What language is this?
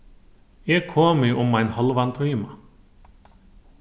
Faroese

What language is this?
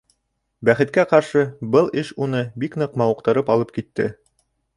Bashkir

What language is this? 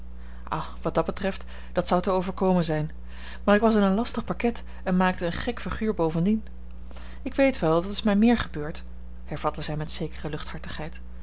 Dutch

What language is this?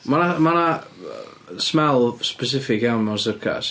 Welsh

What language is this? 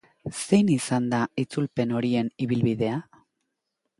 Basque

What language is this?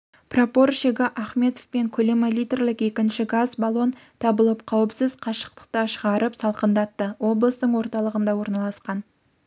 Kazakh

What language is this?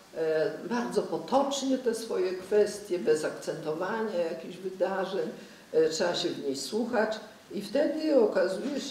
Polish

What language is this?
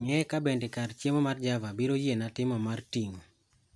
Luo (Kenya and Tanzania)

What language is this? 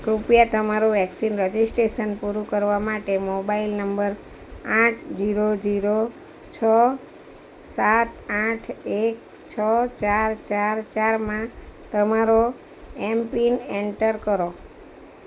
Gujarati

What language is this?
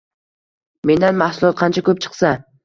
Uzbek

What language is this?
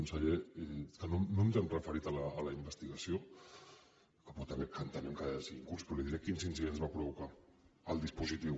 Catalan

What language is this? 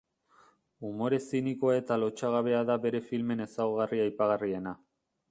Basque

